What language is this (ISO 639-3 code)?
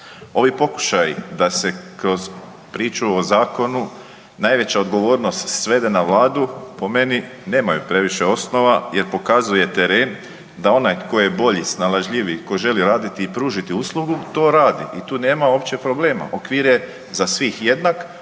hrv